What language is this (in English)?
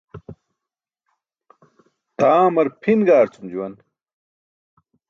Burushaski